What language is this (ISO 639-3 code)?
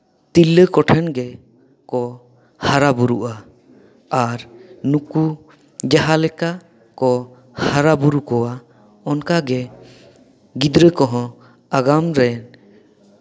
sat